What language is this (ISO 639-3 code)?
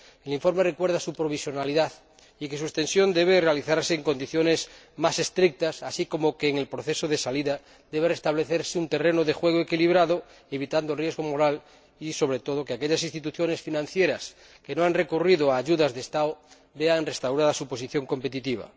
spa